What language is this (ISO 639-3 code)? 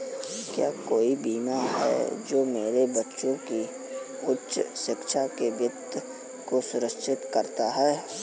hin